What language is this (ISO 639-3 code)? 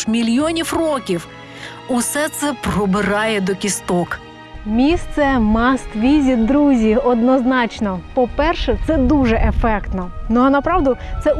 ukr